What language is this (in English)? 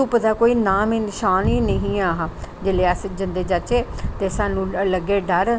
Dogri